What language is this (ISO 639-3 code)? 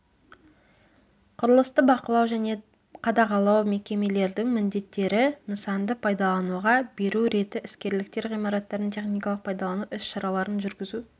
kaz